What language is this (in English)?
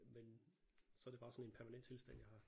Danish